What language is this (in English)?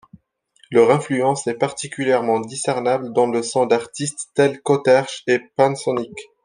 French